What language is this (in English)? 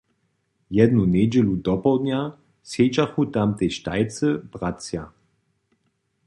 Upper Sorbian